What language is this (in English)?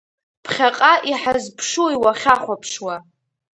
Abkhazian